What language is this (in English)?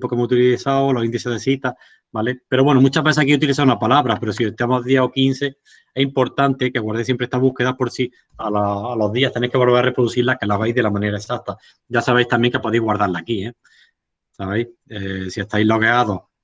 Spanish